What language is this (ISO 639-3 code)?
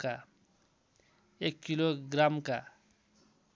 nep